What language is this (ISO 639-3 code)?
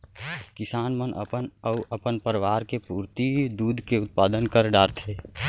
hne